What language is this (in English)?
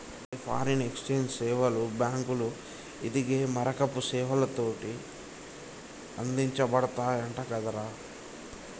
Telugu